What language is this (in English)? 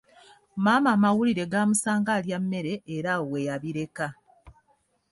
Ganda